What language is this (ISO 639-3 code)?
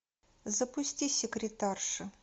rus